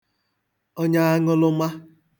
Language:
Igbo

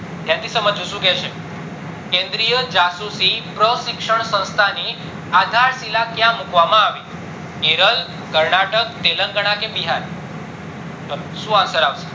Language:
Gujarati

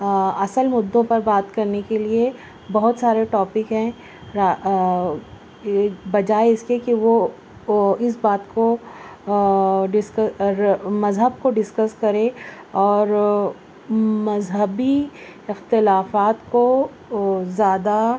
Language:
Urdu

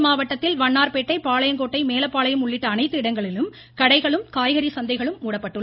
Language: Tamil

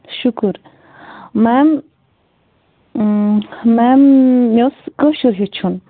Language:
Kashmiri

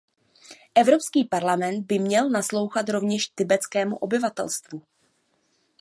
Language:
Czech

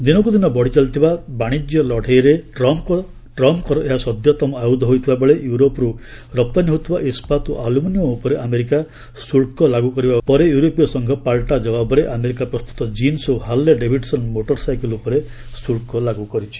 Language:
Odia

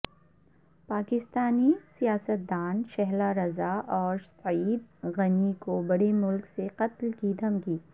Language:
Urdu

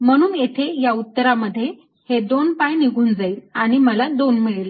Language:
Marathi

